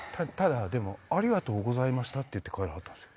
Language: Japanese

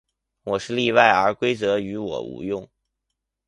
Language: Chinese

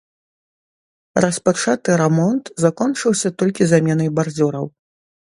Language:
Belarusian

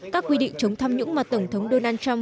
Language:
Vietnamese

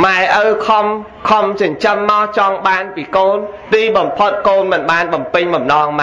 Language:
Vietnamese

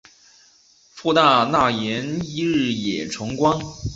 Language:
Chinese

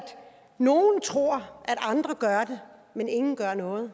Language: Danish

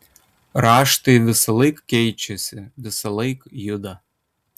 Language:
Lithuanian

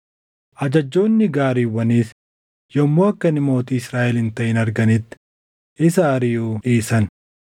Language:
Oromo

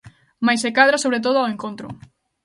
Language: Galician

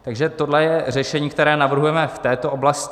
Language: Czech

